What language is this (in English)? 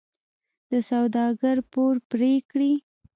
Pashto